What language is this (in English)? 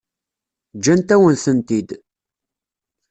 Kabyle